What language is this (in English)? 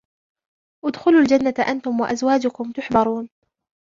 Arabic